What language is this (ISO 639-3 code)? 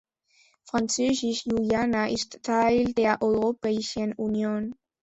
deu